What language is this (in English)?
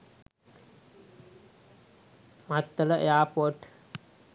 Sinhala